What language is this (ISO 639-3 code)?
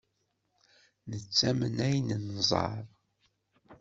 kab